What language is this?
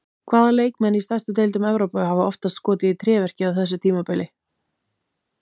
Icelandic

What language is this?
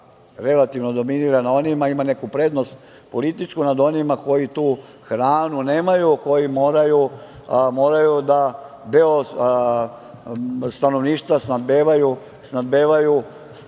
Serbian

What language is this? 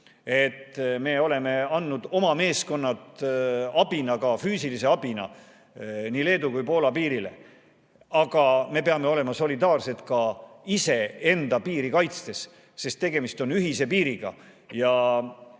Estonian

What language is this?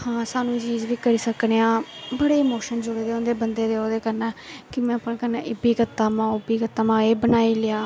Dogri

